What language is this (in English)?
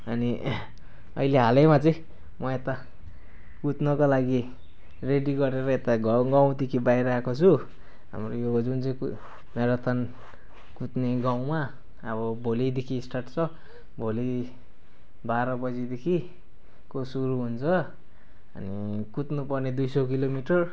Nepali